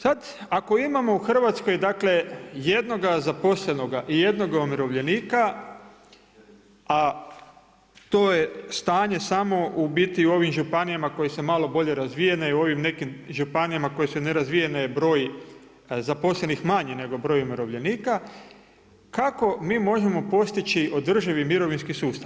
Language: Croatian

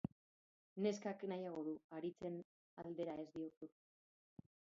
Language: Basque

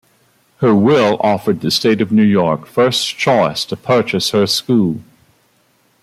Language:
English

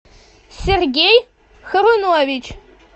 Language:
Russian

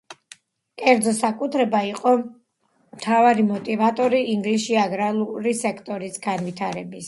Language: Georgian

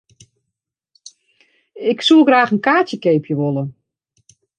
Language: Western Frisian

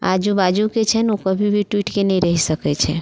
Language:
Maithili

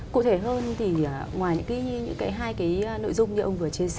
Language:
Vietnamese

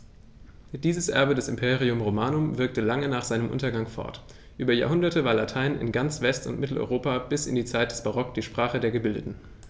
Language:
German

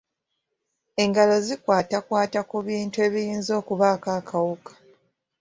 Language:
Ganda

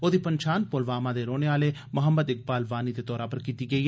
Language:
Dogri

